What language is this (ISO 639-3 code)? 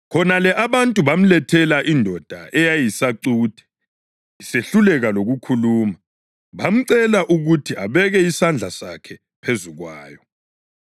nde